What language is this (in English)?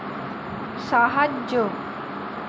Bangla